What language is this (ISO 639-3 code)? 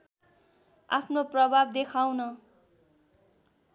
nep